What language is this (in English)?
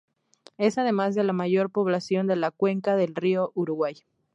Spanish